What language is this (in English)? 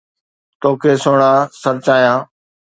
Sindhi